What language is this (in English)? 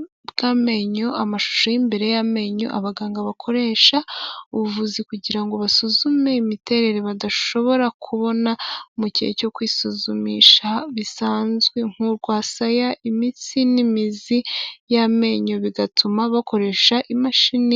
Kinyarwanda